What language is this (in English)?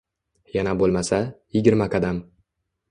Uzbek